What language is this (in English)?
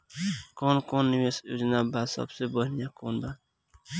Bhojpuri